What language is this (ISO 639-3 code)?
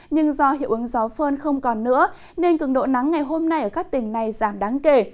vie